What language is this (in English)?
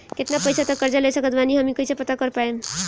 Bhojpuri